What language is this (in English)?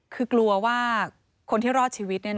Thai